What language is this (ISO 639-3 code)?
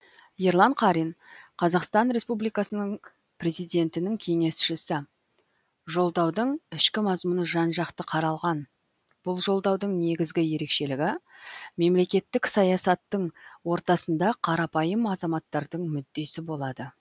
kaz